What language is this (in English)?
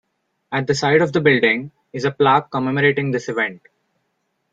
English